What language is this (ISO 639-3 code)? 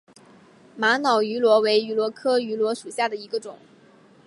zho